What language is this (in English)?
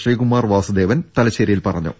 Malayalam